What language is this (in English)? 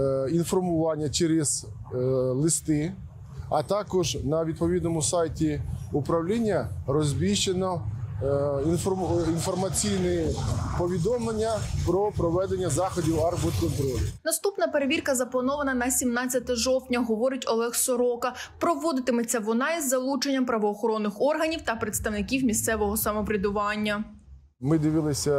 Ukrainian